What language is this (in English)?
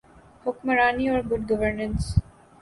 Urdu